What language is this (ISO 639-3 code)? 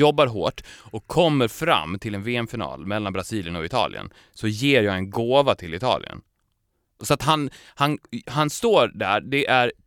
swe